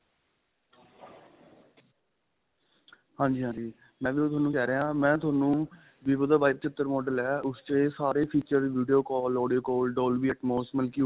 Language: Punjabi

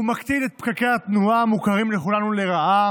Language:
Hebrew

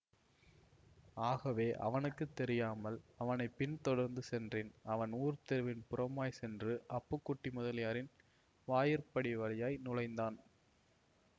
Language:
Tamil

